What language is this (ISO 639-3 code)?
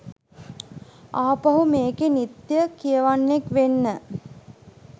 sin